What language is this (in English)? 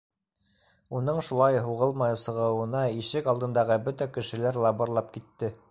Bashkir